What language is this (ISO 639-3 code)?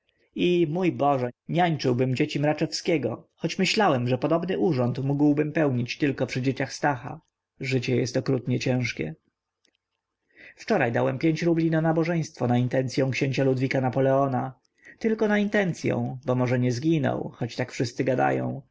pol